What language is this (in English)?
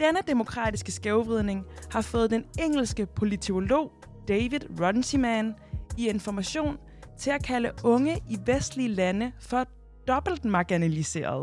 Danish